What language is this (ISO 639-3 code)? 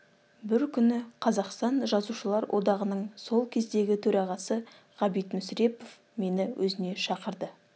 kaz